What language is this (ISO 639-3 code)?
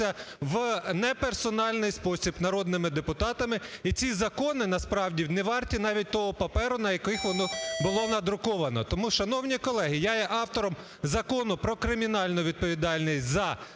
ukr